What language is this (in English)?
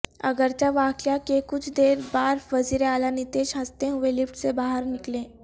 Urdu